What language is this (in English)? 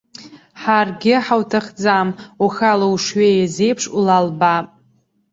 Abkhazian